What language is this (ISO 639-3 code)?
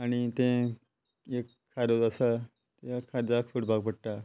kok